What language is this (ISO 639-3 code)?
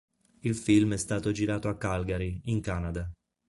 ita